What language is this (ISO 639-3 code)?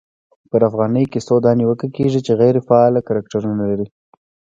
pus